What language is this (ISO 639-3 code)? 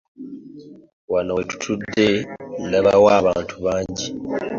lug